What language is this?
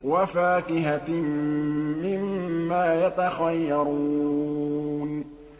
Arabic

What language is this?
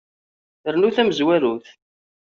Kabyle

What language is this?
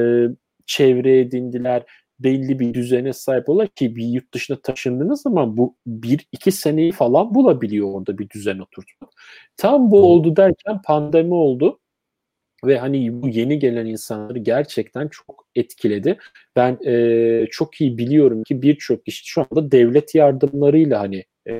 Turkish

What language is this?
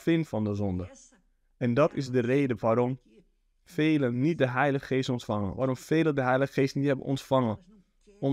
Dutch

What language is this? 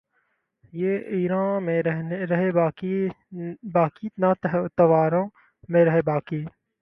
Urdu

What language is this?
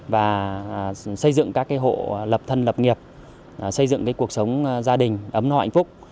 Vietnamese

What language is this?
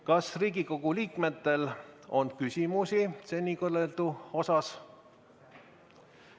Estonian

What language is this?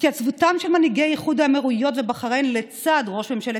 Hebrew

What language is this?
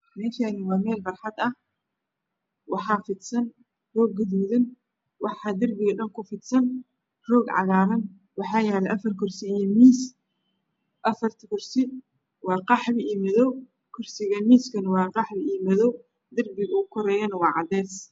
Somali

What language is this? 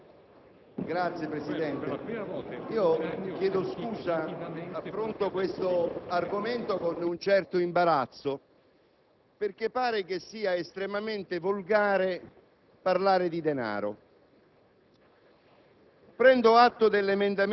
Italian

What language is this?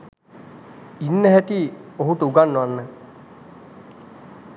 Sinhala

